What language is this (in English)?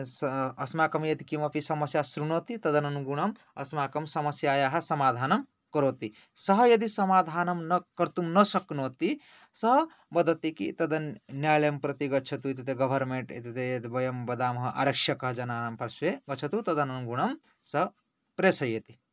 Sanskrit